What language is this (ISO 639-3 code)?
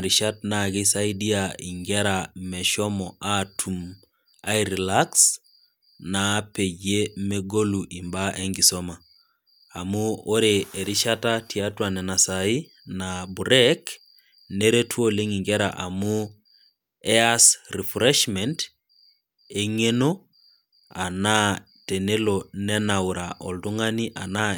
mas